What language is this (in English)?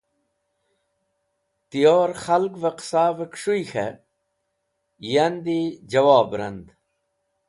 Wakhi